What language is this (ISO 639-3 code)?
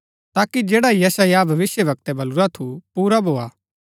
gbk